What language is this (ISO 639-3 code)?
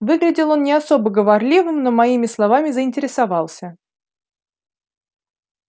rus